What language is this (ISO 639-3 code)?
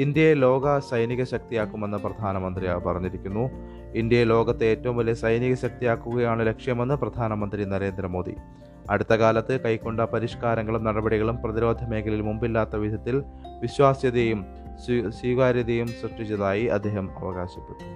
mal